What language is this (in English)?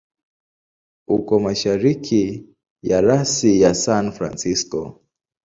Swahili